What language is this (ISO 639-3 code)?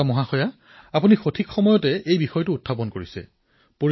asm